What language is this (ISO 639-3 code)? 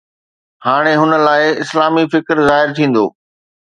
snd